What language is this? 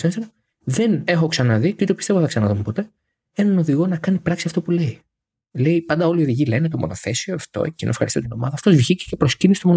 Greek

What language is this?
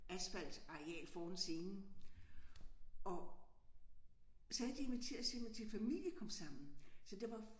Danish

